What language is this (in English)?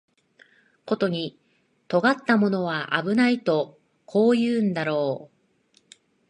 Japanese